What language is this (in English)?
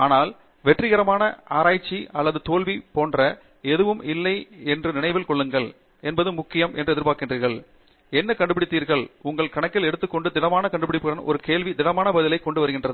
Tamil